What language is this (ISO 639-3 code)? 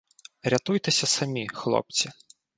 ukr